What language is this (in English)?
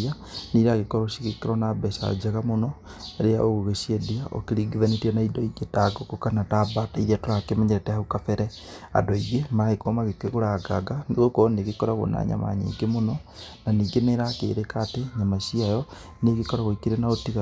Kikuyu